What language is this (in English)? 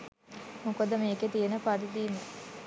Sinhala